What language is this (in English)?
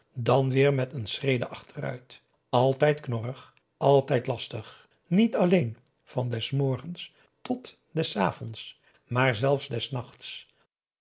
Dutch